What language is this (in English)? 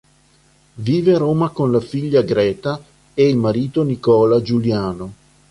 Italian